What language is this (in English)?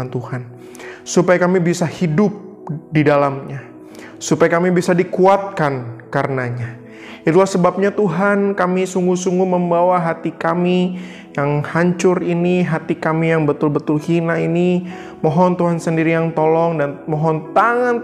Indonesian